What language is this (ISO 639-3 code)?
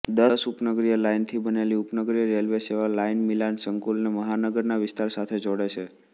guj